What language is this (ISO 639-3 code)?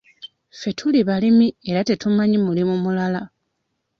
lug